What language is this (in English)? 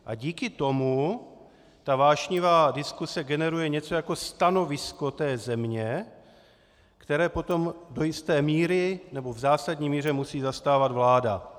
Czech